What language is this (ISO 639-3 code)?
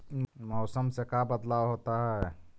mag